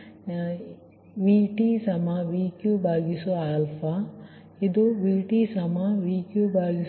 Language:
Kannada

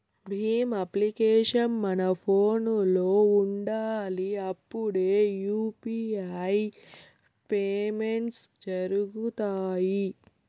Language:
Telugu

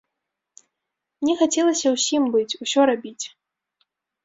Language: Belarusian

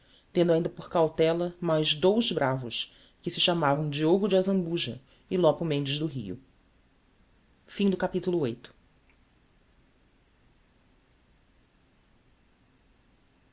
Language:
Portuguese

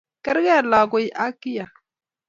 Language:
Kalenjin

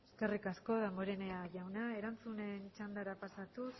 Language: Basque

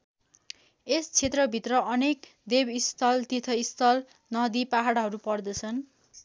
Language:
Nepali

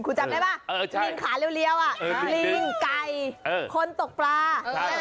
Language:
Thai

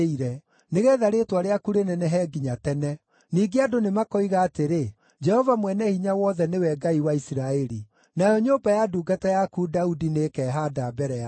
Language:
Kikuyu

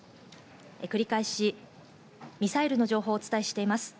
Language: Japanese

